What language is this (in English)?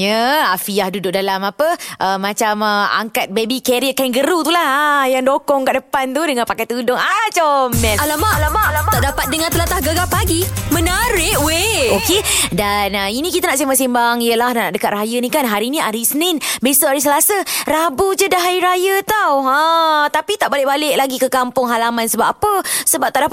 Malay